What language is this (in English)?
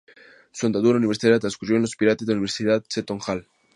Spanish